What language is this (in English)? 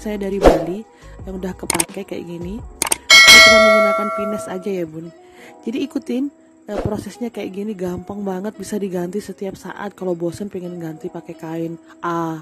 Indonesian